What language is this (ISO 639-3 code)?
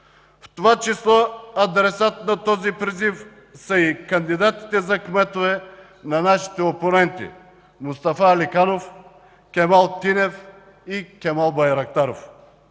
bul